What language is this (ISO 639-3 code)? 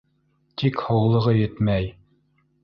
bak